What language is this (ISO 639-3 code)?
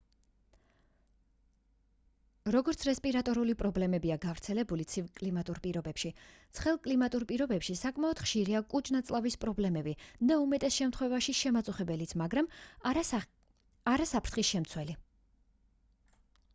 kat